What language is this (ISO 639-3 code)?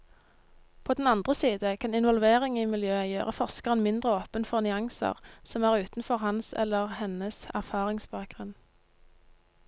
nor